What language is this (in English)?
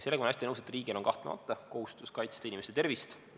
Estonian